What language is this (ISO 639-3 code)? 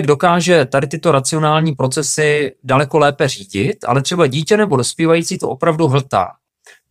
ces